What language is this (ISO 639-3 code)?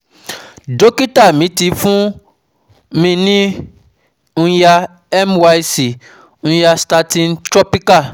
yor